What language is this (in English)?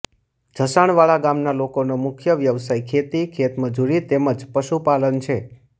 Gujarati